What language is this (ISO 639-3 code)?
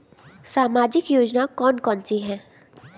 hin